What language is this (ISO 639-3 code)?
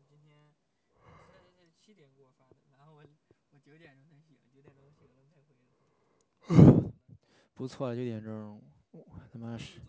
zho